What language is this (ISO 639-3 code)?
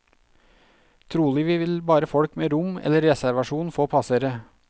nor